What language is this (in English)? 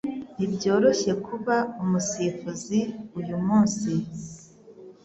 Kinyarwanda